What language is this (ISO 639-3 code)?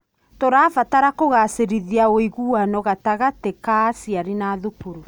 kik